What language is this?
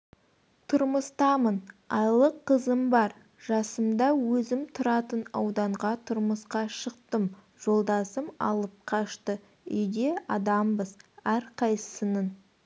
Kazakh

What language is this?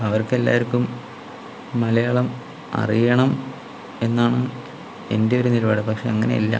Malayalam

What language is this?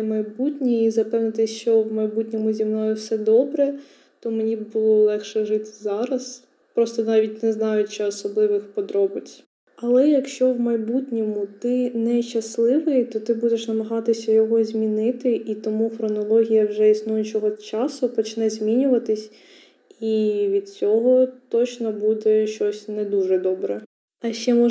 Ukrainian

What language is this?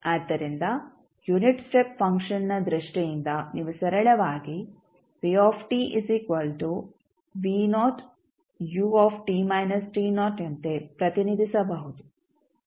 Kannada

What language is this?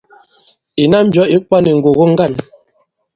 Bankon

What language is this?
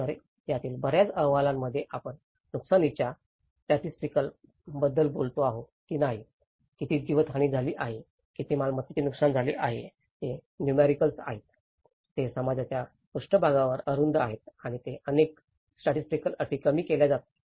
Marathi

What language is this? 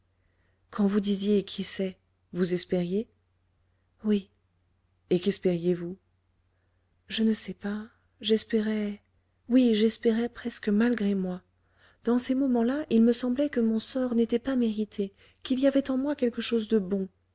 French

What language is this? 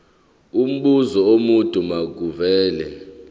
Zulu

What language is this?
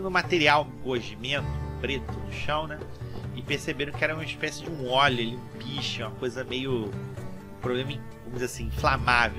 Portuguese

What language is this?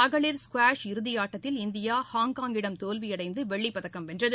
Tamil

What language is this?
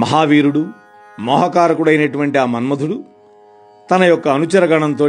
Telugu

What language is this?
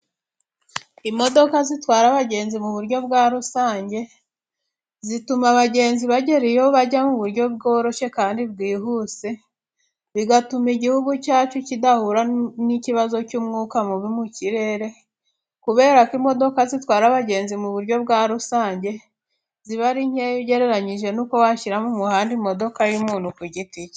Kinyarwanda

